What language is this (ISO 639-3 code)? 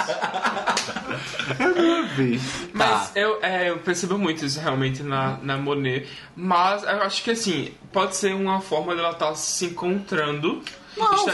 por